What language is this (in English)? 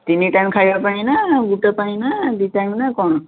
Odia